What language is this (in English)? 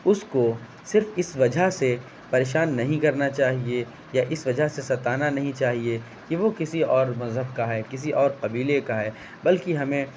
Urdu